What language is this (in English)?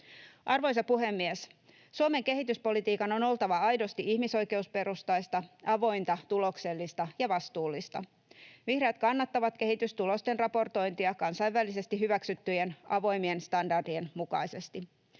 Finnish